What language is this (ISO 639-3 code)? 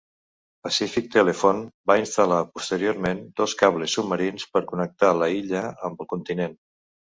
cat